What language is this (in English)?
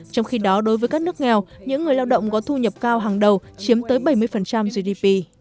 Vietnamese